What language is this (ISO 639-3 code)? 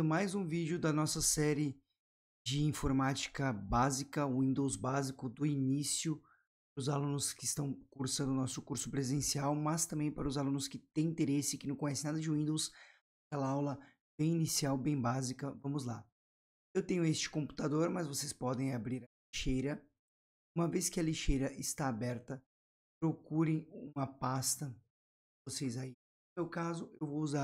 por